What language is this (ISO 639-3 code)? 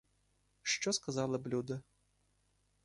ukr